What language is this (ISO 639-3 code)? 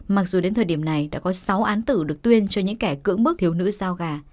vie